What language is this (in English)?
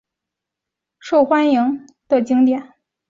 Chinese